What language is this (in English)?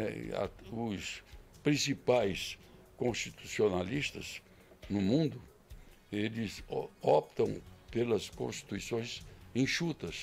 Portuguese